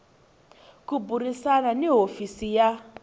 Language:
Tsonga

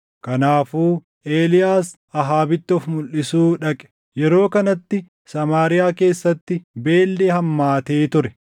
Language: Oromo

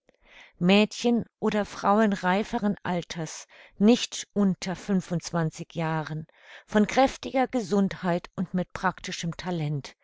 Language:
German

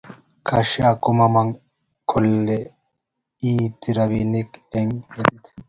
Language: Kalenjin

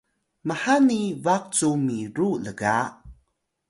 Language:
Atayal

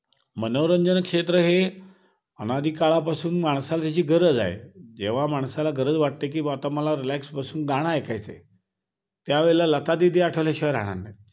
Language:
Marathi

